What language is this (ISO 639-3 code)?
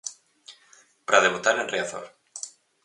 glg